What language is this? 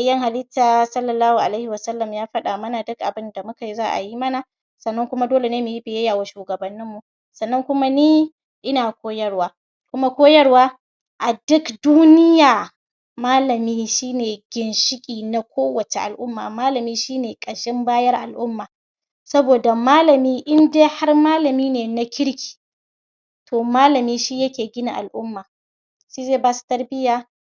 Hausa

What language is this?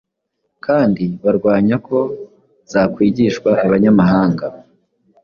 Kinyarwanda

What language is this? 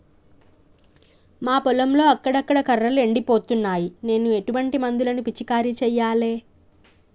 Telugu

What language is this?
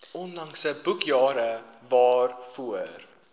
Afrikaans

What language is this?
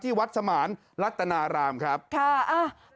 Thai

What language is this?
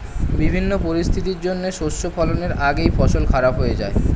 Bangla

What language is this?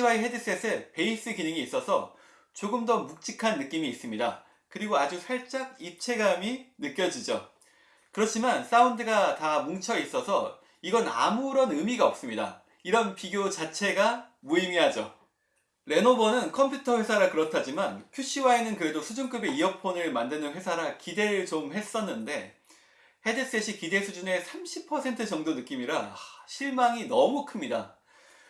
Korean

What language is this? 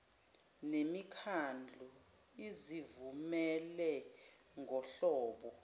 Zulu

